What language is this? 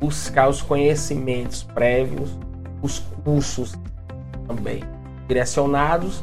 Portuguese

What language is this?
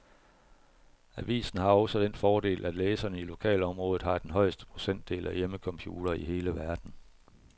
Danish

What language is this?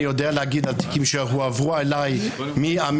Hebrew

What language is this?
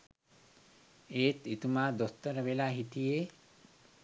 Sinhala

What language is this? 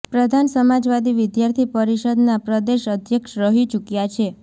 Gujarati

